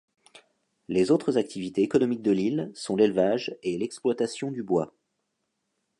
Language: French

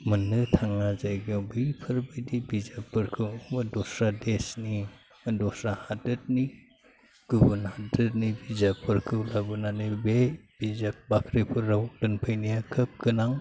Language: Bodo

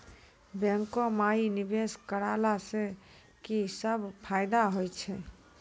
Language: Maithili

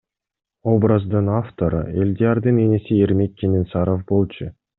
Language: Kyrgyz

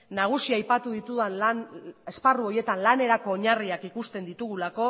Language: Basque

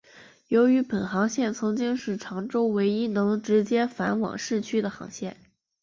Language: Chinese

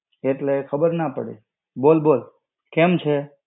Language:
Gujarati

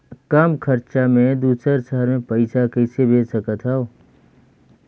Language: Chhattisgarhi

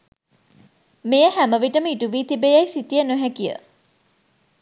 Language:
Sinhala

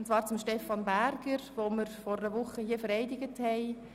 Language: Swiss German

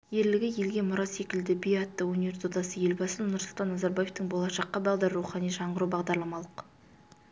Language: Kazakh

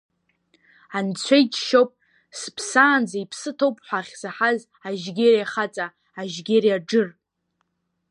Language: Abkhazian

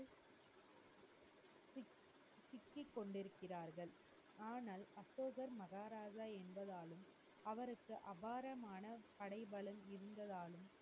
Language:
Tamil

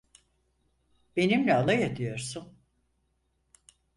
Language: Turkish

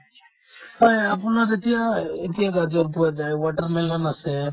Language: Assamese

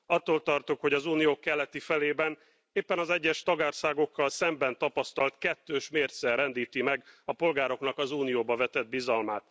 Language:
Hungarian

